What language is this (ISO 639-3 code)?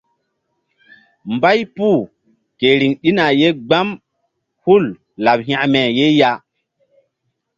mdd